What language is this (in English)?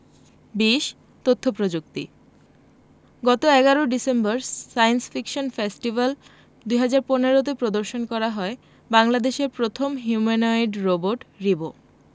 Bangla